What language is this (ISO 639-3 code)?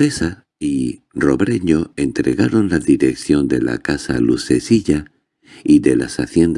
spa